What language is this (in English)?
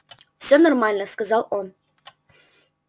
Russian